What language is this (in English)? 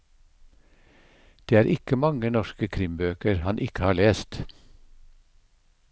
Norwegian